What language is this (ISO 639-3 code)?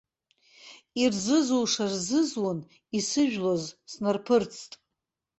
abk